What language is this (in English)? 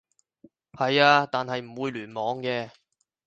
Cantonese